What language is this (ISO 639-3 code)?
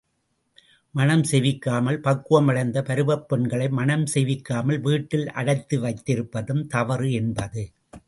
tam